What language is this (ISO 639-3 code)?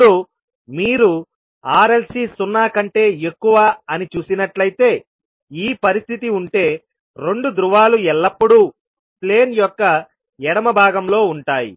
tel